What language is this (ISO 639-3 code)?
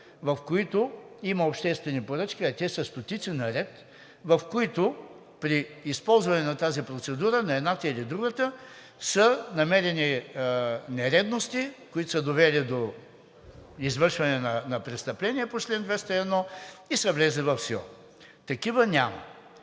bul